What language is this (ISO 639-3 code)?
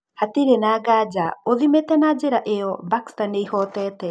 kik